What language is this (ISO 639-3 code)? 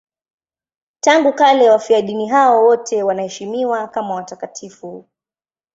swa